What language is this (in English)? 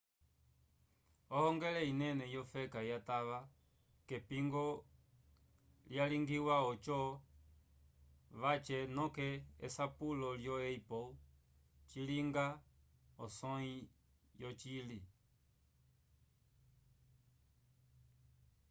Umbundu